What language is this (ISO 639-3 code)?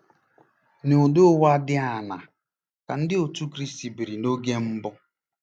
ibo